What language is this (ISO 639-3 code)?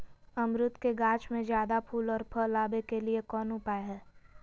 mag